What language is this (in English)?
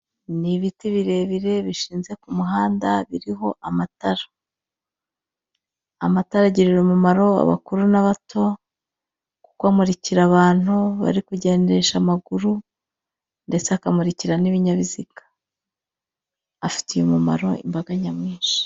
Kinyarwanda